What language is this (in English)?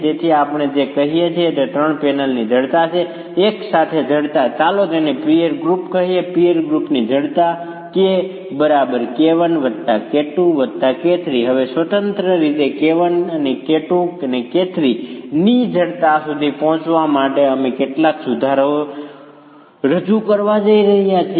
Gujarati